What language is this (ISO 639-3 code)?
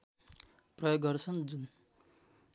nep